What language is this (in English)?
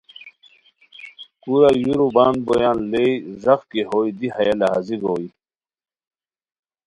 Khowar